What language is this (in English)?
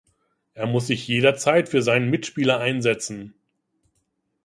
German